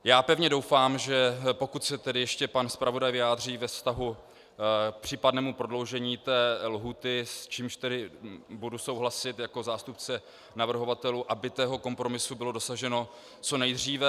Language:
Czech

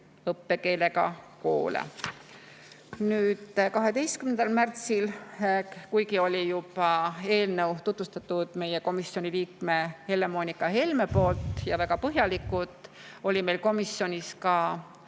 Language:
Estonian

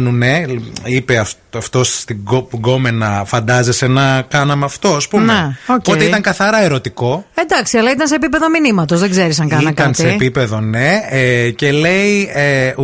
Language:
Greek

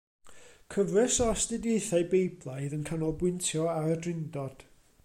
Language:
Welsh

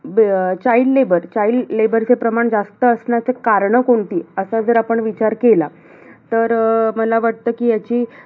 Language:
Marathi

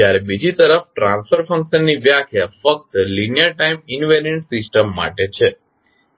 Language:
Gujarati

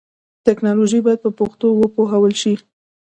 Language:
Pashto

